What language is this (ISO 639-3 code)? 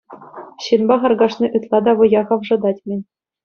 chv